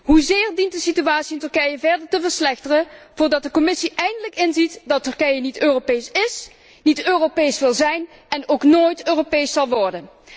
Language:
Dutch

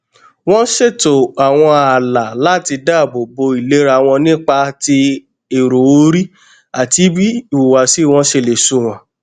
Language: Yoruba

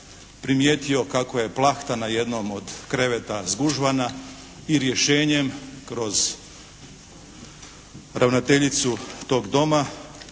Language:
Croatian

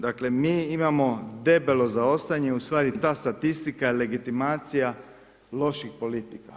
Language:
Croatian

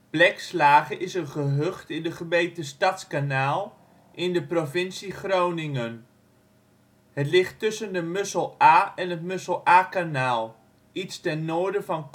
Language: Dutch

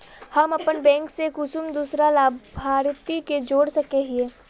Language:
Magahi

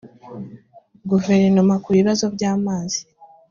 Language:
Kinyarwanda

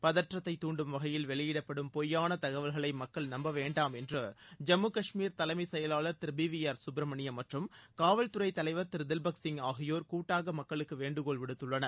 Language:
Tamil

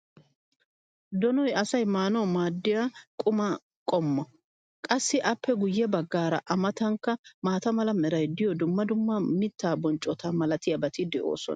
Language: Wolaytta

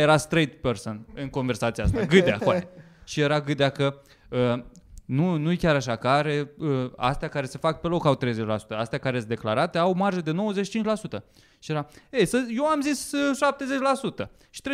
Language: Romanian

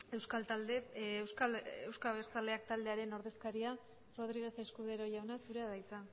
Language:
Basque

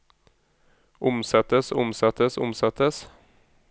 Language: Norwegian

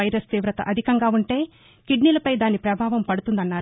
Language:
Telugu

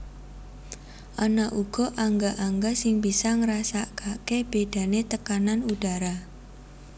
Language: Javanese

